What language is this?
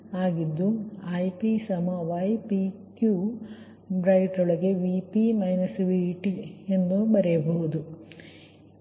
Kannada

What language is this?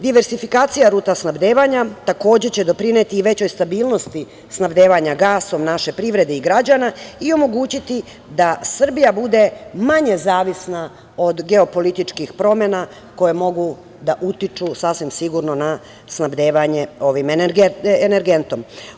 Serbian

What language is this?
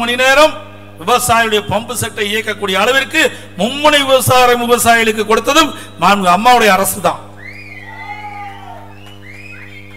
Tamil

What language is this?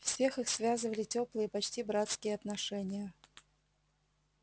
Russian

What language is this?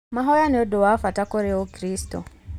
Kikuyu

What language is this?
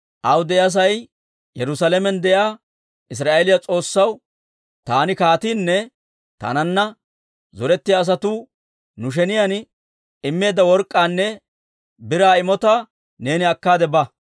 Dawro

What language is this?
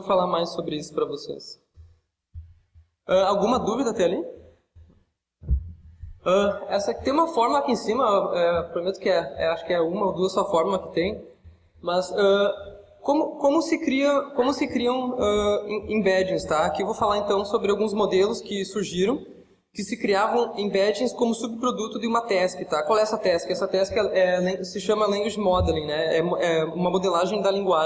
Portuguese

